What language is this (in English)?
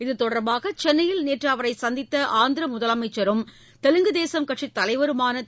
Tamil